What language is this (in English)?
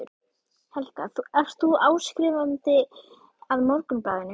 Icelandic